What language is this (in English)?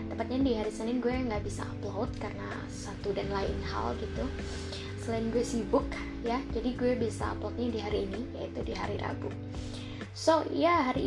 Indonesian